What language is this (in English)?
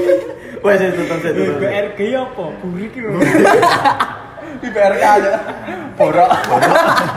Indonesian